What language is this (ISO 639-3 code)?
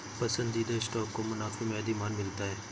hin